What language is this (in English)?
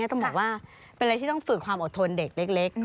Thai